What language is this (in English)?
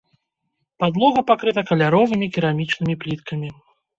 Belarusian